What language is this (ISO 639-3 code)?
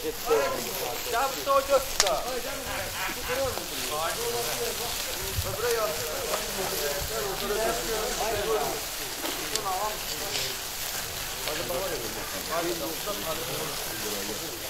tur